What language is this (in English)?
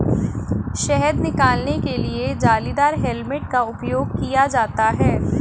Hindi